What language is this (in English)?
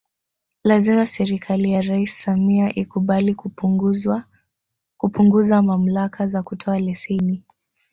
Swahili